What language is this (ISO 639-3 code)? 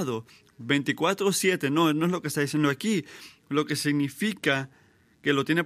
spa